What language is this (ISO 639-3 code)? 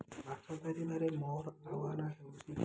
ori